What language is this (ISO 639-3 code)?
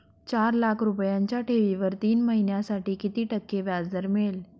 mar